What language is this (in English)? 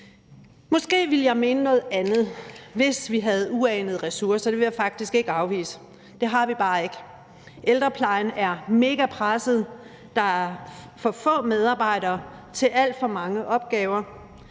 Danish